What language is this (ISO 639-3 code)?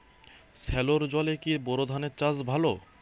ben